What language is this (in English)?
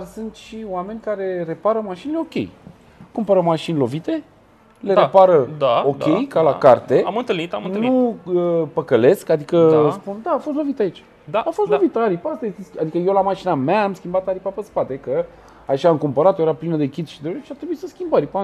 Romanian